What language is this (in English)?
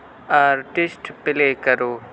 Urdu